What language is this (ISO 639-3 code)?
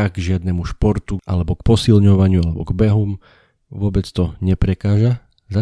slk